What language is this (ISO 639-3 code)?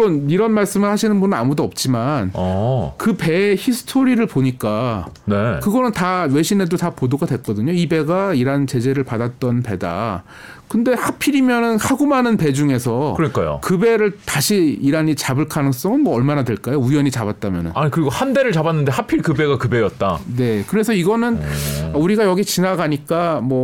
kor